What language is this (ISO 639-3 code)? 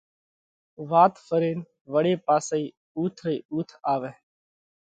kvx